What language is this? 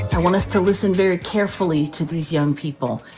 English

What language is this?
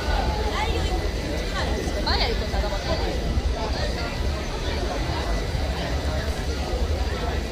Japanese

